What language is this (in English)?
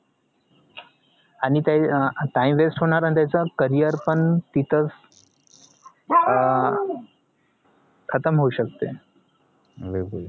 Marathi